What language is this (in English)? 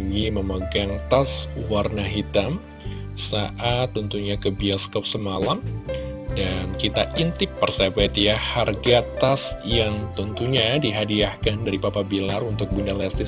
Indonesian